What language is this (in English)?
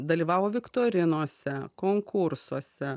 Lithuanian